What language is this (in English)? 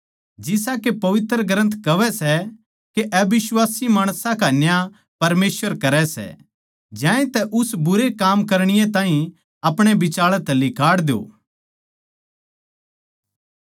Haryanvi